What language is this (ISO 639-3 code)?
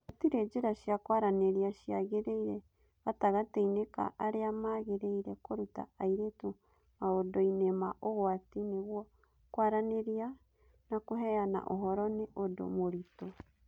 kik